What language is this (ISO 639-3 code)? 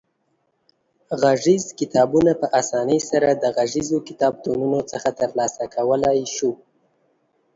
pus